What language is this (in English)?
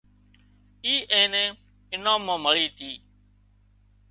Wadiyara Koli